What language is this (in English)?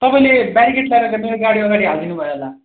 Nepali